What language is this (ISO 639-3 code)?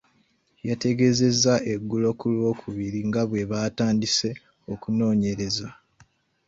lug